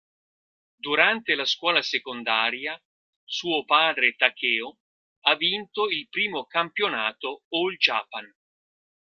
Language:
Italian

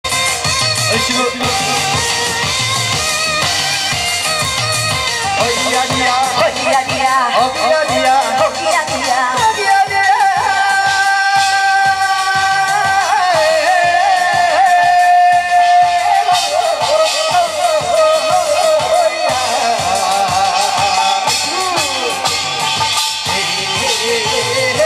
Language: Arabic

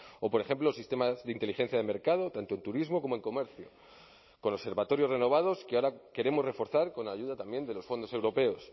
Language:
Spanish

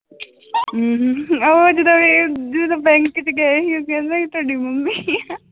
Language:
Punjabi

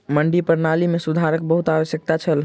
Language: Maithili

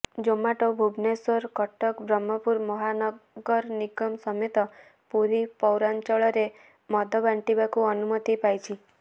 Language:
Odia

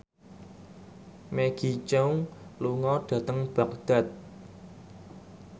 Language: Javanese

